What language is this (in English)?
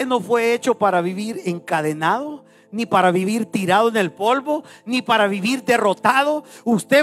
Spanish